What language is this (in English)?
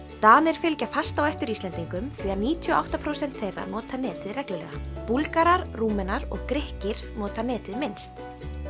Icelandic